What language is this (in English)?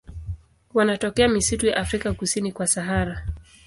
Swahili